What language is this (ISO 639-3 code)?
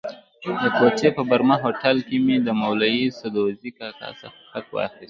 pus